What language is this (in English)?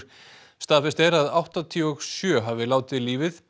Icelandic